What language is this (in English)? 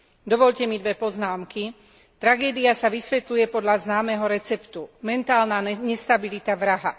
Slovak